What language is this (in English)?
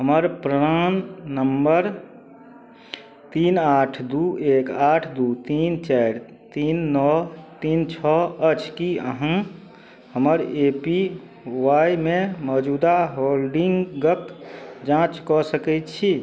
Maithili